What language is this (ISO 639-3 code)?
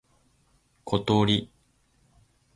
jpn